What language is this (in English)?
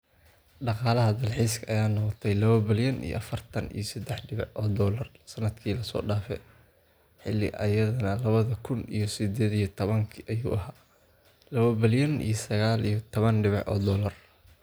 Somali